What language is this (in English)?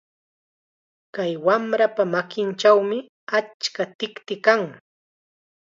Chiquián Ancash Quechua